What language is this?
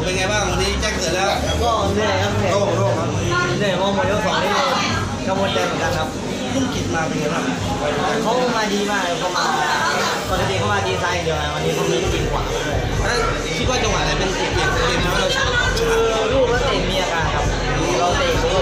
Thai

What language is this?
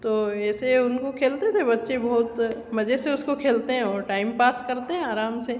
Hindi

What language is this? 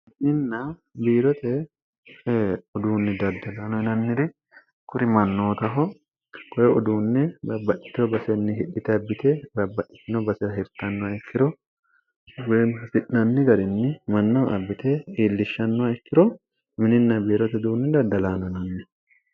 Sidamo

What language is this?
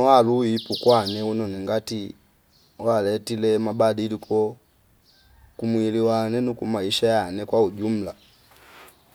Fipa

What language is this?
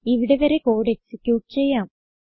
Malayalam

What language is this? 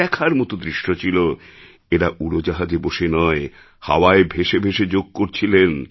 Bangla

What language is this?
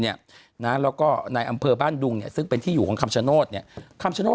Thai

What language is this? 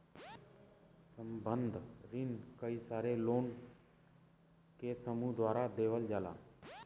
Bhojpuri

